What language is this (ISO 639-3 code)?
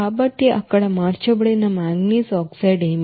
tel